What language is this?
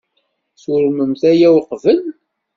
Kabyle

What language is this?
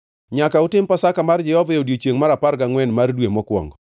Luo (Kenya and Tanzania)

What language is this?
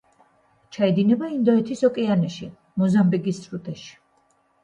Georgian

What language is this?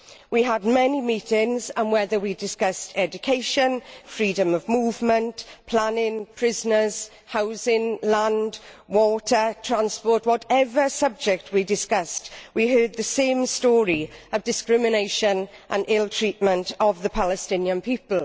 English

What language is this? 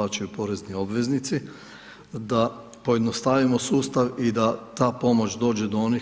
Croatian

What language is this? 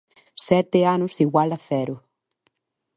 Galician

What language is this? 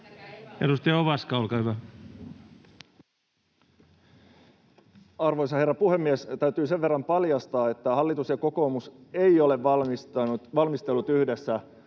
Finnish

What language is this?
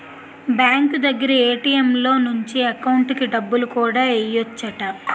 Telugu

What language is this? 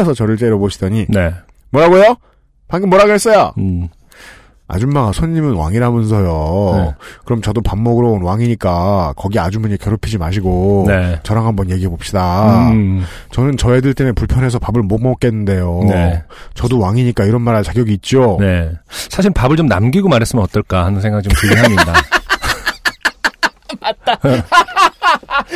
Korean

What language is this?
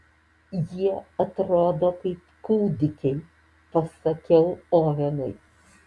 Lithuanian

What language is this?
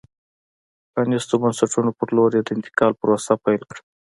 Pashto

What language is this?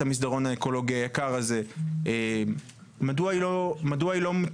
Hebrew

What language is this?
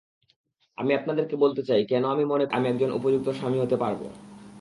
Bangla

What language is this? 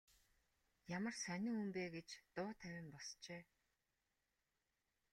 Mongolian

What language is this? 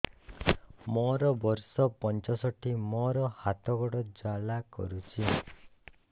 Odia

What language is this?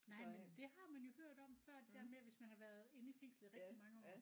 Danish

